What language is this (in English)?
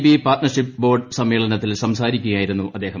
Malayalam